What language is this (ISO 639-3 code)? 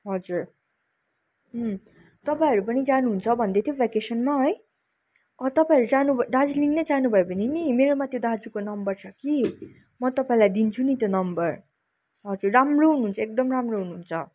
nep